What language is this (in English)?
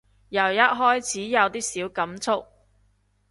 Cantonese